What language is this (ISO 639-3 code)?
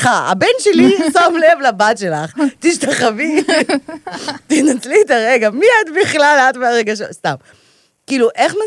heb